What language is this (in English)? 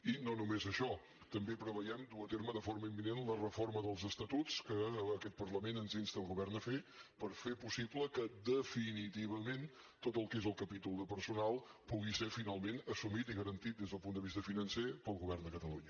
Catalan